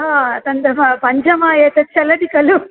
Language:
Sanskrit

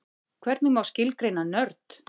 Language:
Icelandic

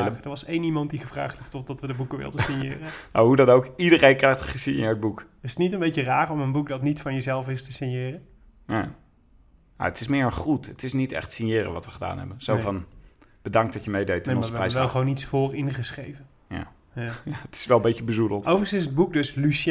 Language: Dutch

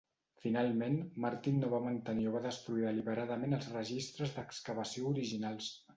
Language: Catalan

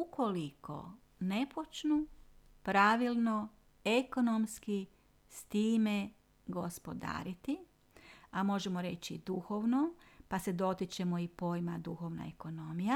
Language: Croatian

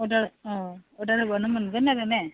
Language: Bodo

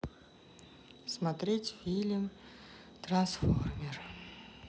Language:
Russian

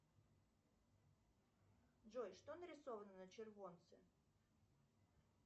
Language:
Russian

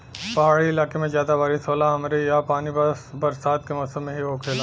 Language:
Bhojpuri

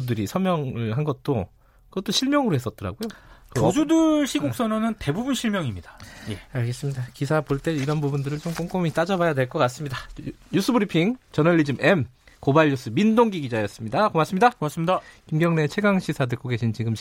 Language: Korean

